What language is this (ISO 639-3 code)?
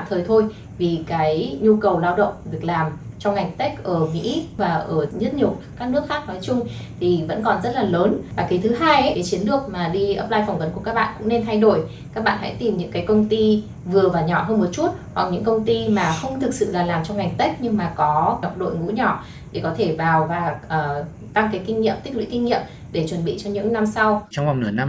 vie